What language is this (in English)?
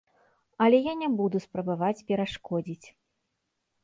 Belarusian